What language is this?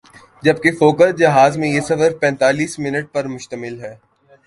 Urdu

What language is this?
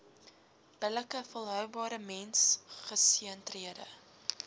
Afrikaans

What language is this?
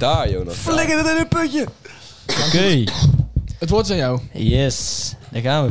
Dutch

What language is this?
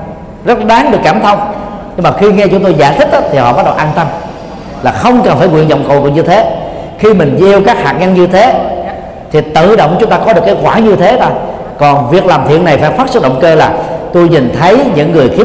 Vietnamese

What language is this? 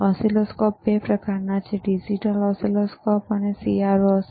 Gujarati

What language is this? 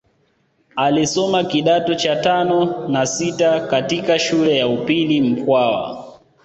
Swahili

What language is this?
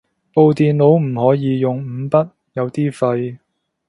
Cantonese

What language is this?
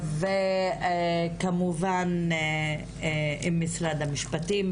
Hebrew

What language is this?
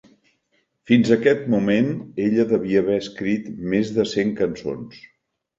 Catalan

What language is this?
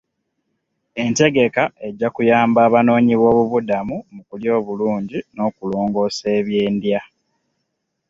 Ganda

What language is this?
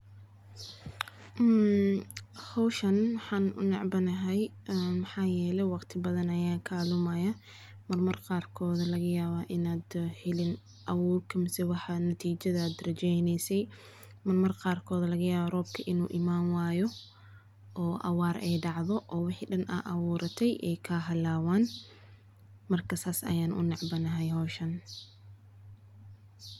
Somali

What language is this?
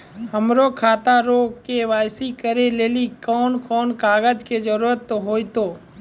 Maithili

